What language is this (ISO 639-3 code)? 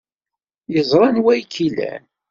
kab